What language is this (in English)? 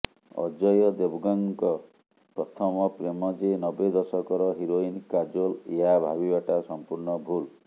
Odia